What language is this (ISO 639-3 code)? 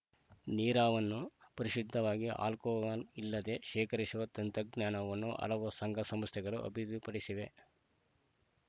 kan